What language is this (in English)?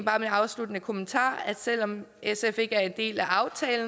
Danish